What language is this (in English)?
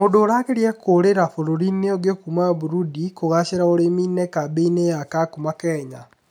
Kikuyu